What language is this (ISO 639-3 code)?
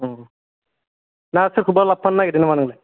brx